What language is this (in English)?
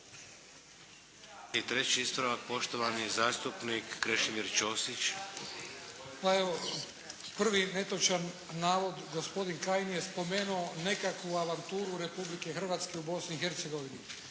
Croatian